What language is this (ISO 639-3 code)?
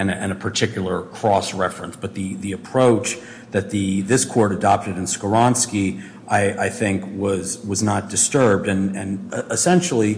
eng